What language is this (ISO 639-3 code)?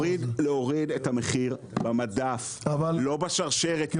heb